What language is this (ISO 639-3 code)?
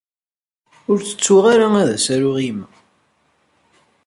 kab